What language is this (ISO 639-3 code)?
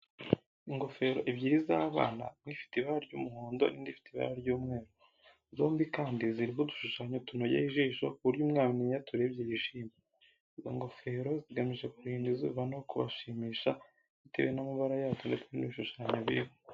kin